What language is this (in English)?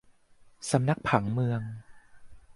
Thai